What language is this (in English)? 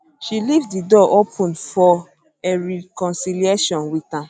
Nigerian Pidgin